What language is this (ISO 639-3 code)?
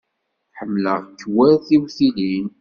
kab